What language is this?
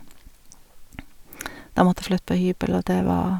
Norwegian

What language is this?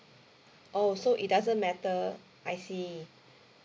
English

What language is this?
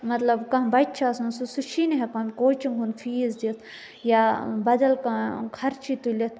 Kashmiri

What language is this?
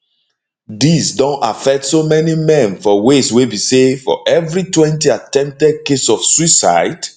Nigerian Pidgin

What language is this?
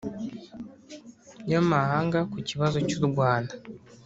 Kinyarwanda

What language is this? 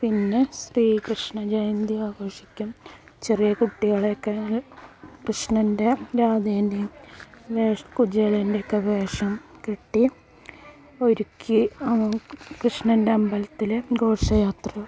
Malayalam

